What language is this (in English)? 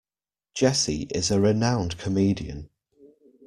English